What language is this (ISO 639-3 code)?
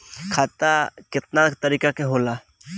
bho